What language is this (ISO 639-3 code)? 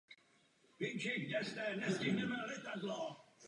ces